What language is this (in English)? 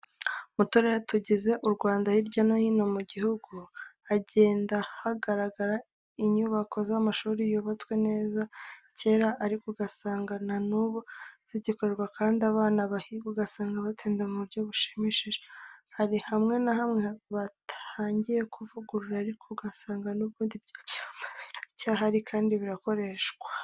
Kinyarwanda